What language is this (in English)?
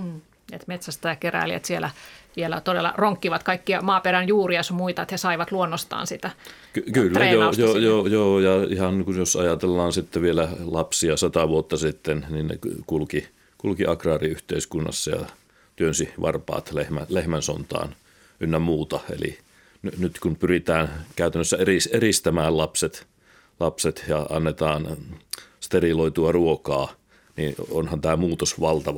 Finnish